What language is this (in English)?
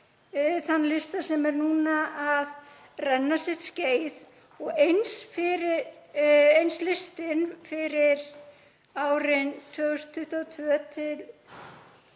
Icelandic